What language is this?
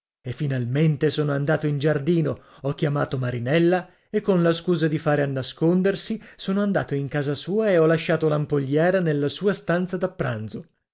Italian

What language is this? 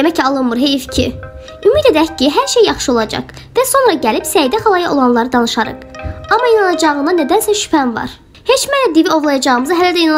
Turkish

